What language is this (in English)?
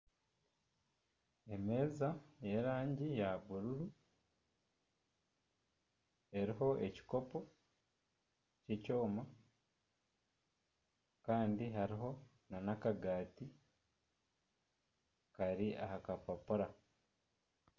Nyankole